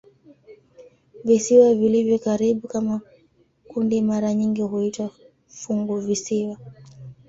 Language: Swahili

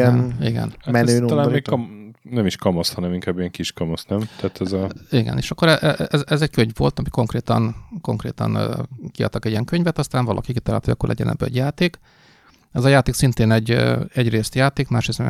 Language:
Hungarian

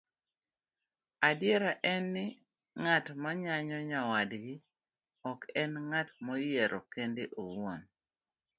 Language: Luo (Kenya and Tanzania)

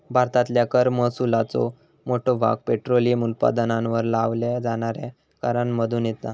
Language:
Marathi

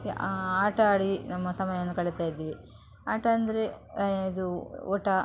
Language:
Kannada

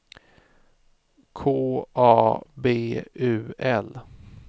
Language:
Swedish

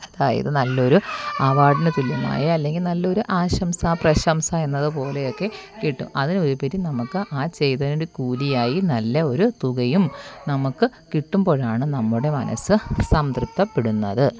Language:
Malayalam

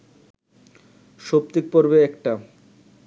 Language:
Bangla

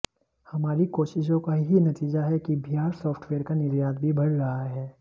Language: Hindi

